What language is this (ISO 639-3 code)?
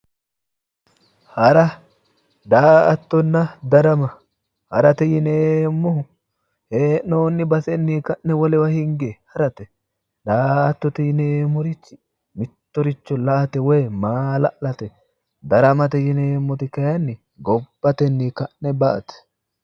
sid